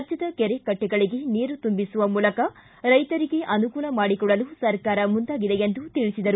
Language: Kannada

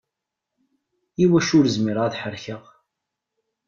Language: Kabyle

